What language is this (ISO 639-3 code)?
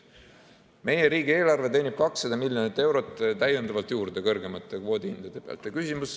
est